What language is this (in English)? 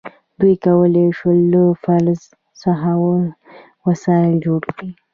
Pashto